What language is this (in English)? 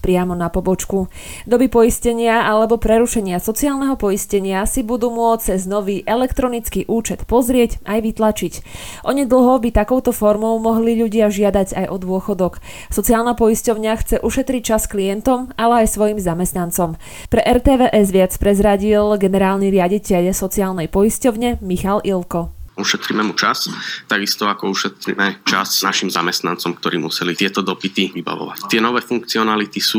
Slovak